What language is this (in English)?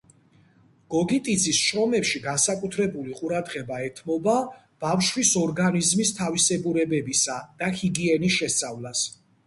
Georgian